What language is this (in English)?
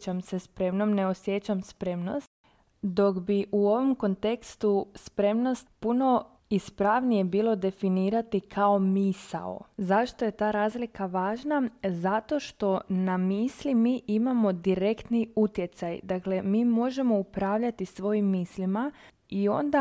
Croatian